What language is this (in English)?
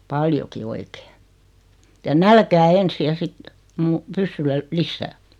Finnish